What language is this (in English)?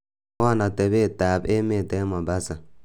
Kalenjin